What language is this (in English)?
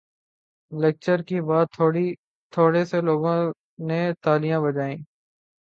Urdu